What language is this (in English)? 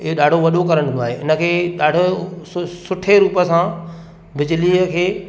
Sindhi